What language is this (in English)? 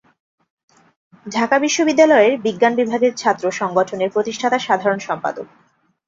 Bangla